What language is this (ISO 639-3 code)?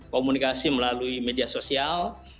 ind